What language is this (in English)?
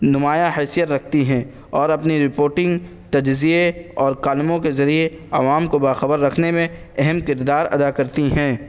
Urdu